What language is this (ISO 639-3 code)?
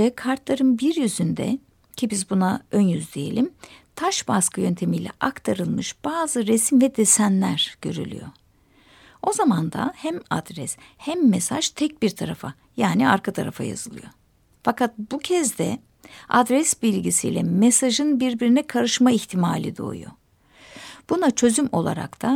tur